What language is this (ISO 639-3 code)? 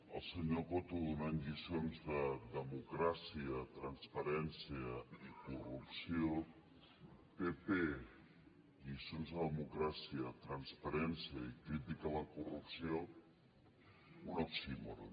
cat